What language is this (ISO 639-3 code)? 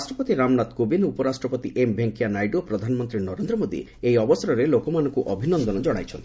ori